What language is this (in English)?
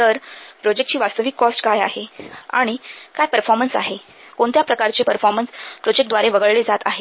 Marathi